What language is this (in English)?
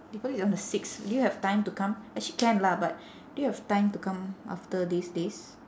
English